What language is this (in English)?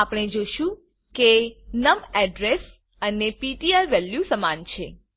Gujarati